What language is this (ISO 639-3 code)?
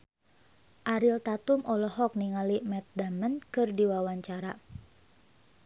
sun